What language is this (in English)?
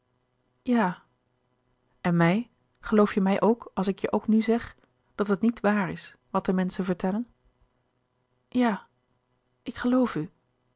Dutch